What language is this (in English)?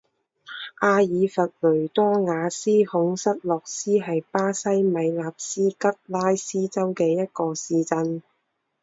Chinese